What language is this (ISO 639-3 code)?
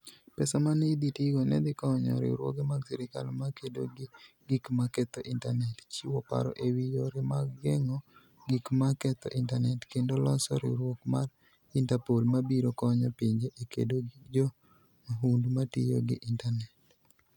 luo